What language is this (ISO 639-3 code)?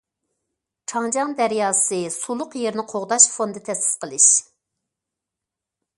uig